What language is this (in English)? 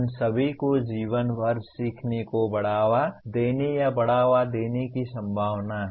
Hindi